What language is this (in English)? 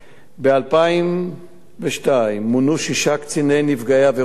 Hebrew